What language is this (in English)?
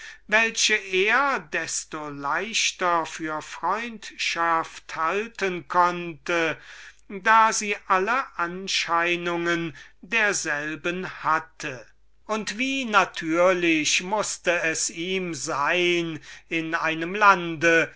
German